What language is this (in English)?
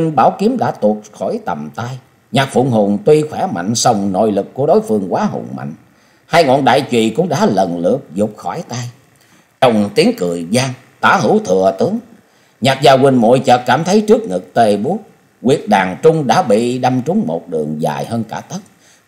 Vietnamese